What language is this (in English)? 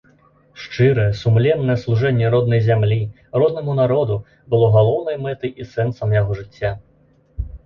Belarusian